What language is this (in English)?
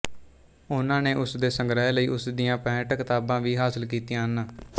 Punjabi